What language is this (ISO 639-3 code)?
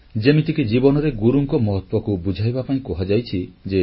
ori